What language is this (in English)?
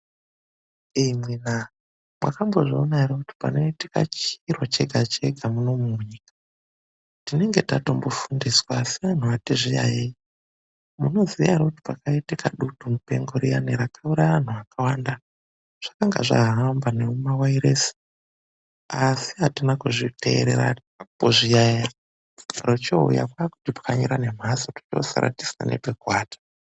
Ndau